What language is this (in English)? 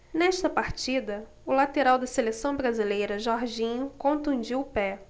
Portuguese